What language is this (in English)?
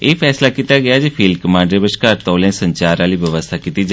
Dogri